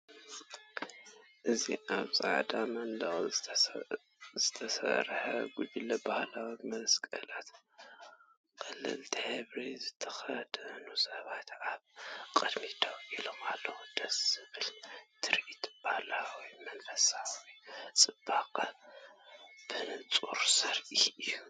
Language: Tigrinya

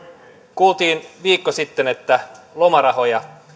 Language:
Finnish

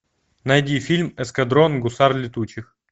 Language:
Russian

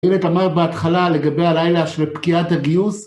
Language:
Hebrew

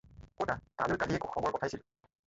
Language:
Assamese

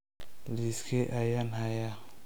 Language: Somali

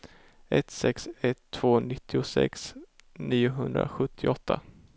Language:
Swedish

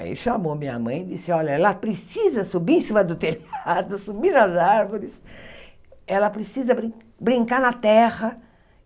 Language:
Portuguese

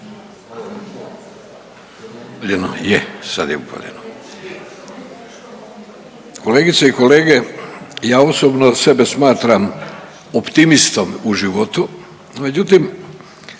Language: Croatian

